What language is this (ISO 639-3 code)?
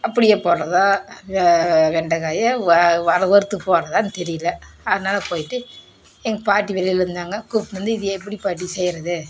tam